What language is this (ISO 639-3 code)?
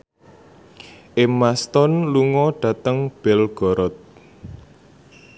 jav